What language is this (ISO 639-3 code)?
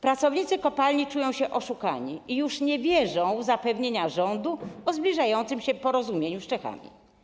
pol